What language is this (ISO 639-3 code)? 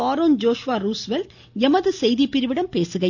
tam